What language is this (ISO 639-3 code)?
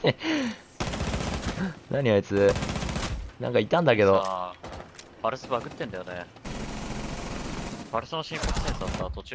jpn